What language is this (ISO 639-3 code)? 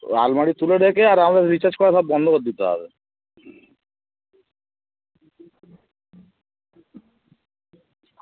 ben